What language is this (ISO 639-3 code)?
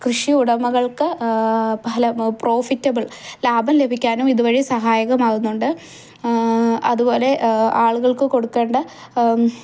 mal